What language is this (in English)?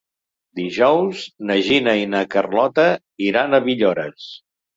Catalan